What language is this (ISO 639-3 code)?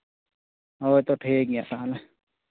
sat